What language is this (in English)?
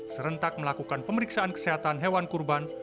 Indonesian